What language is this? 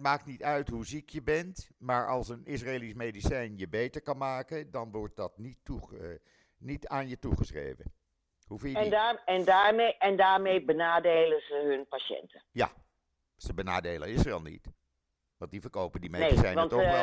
Dutch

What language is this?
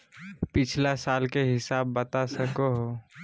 Magahi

